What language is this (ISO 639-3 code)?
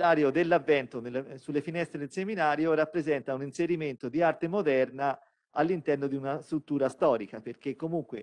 ita